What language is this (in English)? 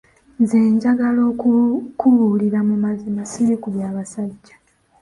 Ganda